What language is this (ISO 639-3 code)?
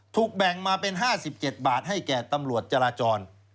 tha